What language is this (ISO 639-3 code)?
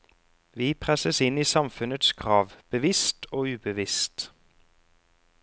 nor